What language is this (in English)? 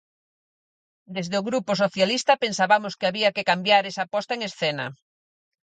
Galician